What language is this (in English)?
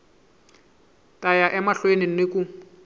Tsonga